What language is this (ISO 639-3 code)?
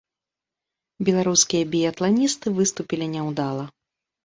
bel